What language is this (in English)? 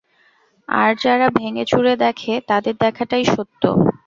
Bangla